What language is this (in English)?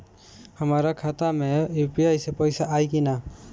Bhojpuri